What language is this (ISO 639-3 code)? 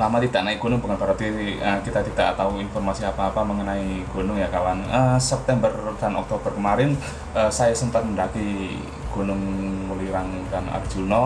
ind